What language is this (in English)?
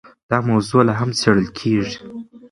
Pashto